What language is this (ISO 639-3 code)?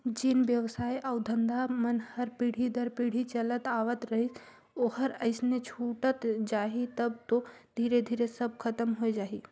hne